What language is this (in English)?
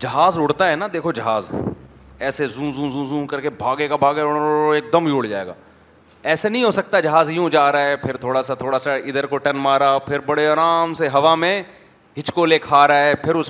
Urdu